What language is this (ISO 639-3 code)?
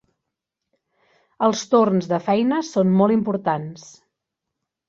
cat